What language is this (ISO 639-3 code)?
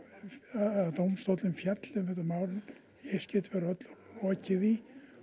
isl